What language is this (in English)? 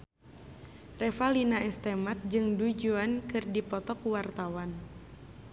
Sundanese